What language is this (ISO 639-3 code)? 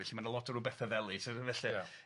cym